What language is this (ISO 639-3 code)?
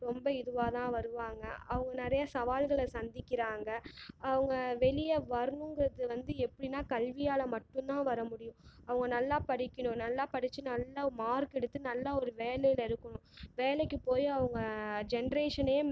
tam